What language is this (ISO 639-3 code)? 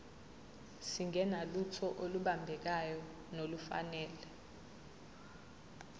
zul